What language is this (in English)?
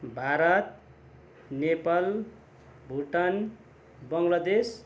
Nepali